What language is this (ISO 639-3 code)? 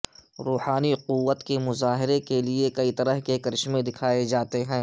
urd